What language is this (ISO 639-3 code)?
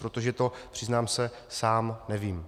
ces